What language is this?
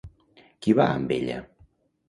Catalan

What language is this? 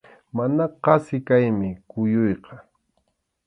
Arequipa-La Unión Quechua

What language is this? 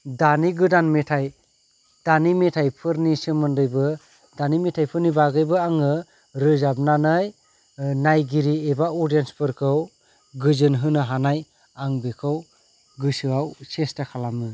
Bodo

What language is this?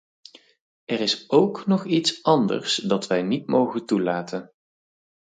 Dutch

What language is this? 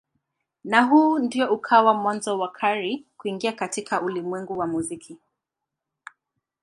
Swahili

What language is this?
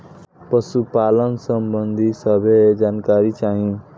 Bhojpuri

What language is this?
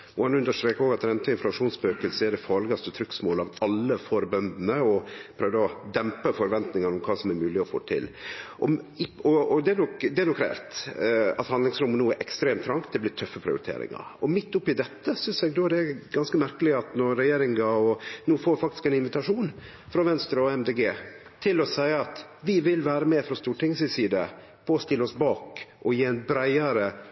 Norwegian Nynorsk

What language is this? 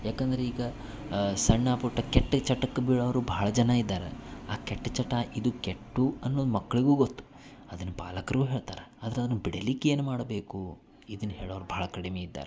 Kannada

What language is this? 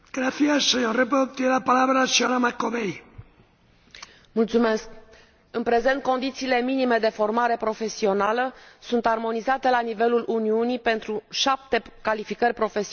Romanian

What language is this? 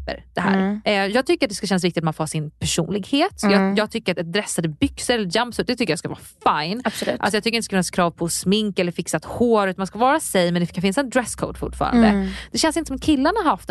Swedish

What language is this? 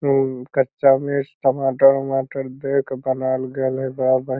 Magahi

